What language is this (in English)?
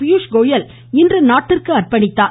Tamil